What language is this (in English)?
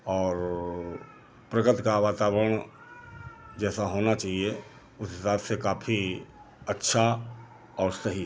Hindi